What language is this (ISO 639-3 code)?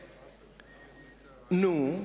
heb